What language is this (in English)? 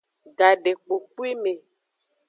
Aja (Benin)